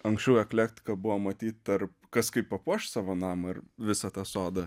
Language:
Lithuanian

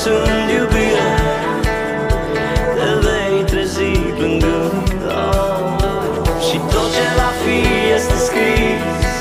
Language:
Romanian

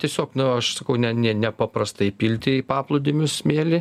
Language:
Lithuanian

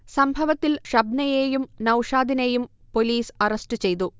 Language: Malayalam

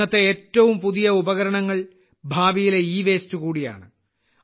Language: Malayalam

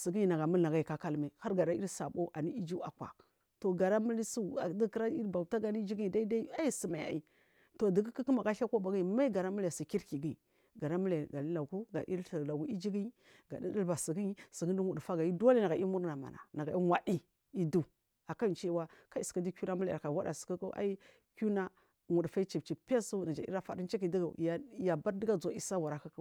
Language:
Marghi South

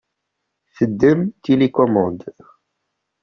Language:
Kabyle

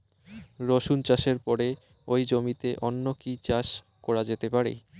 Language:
Bangla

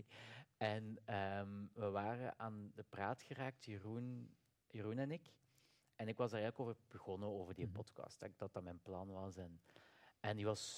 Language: Dutch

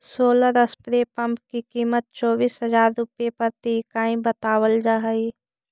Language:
Magahi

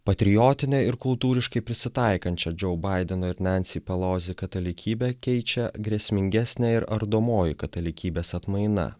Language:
Lithuanian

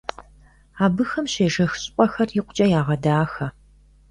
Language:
Kabardian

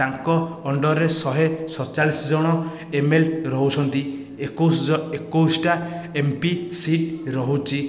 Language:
Odia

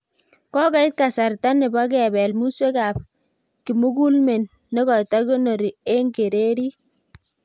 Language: Kalenjin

